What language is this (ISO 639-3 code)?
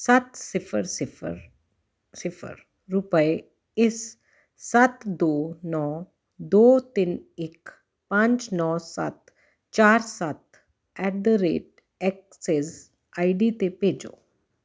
pan